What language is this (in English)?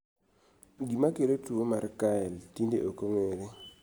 Luo (Kenya and Tanzania)